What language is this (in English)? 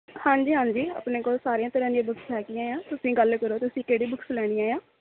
Punjabi